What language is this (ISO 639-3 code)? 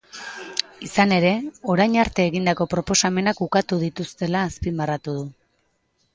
eus